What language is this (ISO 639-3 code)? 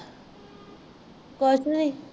pan